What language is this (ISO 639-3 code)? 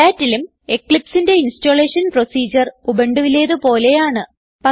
mal